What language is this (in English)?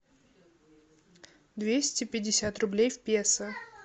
Russian